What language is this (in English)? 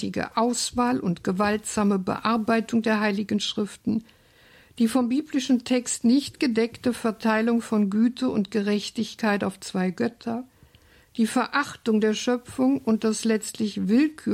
German